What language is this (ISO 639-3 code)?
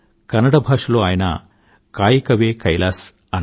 tel